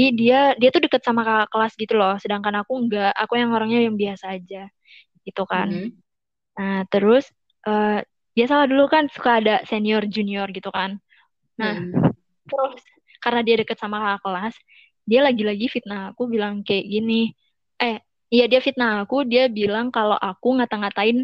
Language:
Indonesian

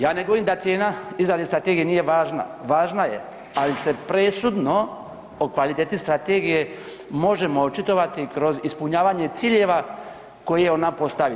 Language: Croatian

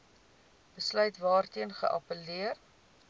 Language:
Afrikaans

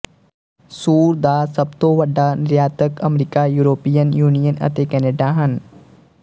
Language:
Punjabi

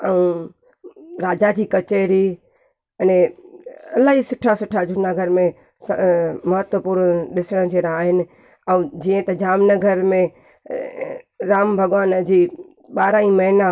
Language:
Sindhi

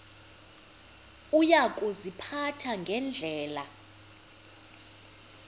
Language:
Xhosa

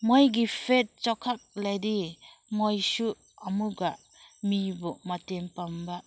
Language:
Manipuri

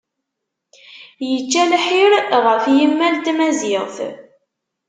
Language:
Kabyle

